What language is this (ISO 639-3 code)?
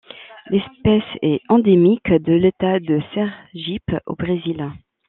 fra